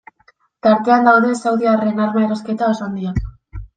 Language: Basque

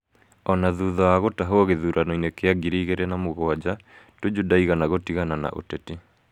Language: Kikuyu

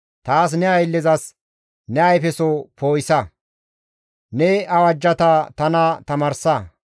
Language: Gamo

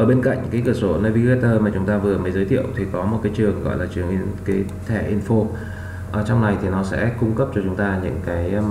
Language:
Vietnamese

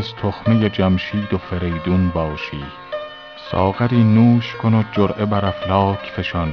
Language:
Persian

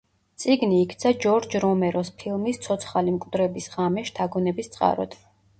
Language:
Georgian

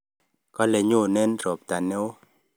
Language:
Kalenjin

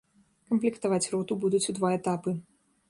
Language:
Belarusian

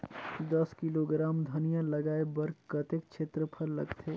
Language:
Chhattisgarhi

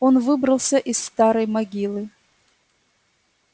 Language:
Russian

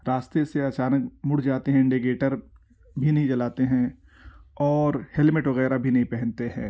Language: Urdu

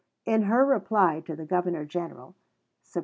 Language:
English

